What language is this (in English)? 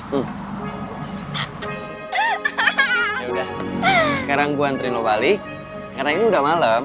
Indonesian